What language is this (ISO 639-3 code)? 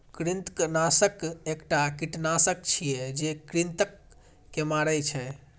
mai